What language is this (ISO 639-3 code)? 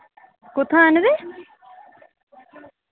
doi